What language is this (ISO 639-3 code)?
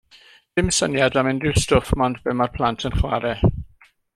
cym